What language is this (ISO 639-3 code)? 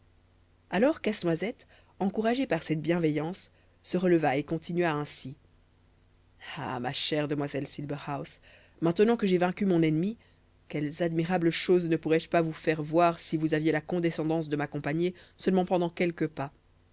fra